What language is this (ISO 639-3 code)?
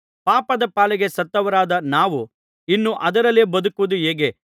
kan